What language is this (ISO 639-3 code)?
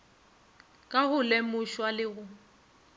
nso